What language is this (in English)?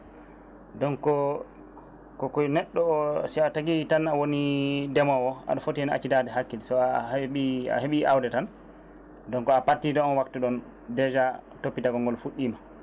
Fula